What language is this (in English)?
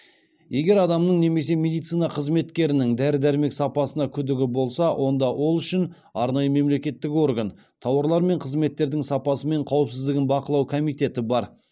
Kazakh